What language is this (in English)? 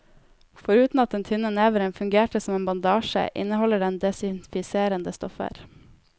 Norwegian